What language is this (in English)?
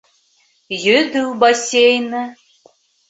Bashkir